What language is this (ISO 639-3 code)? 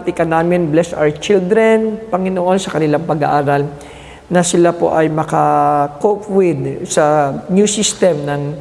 fil